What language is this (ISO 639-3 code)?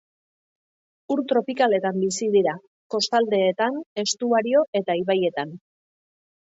eus